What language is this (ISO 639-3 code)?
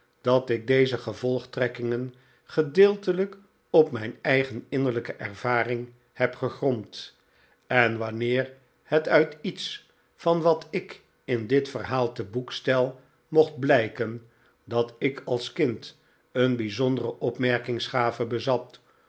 nld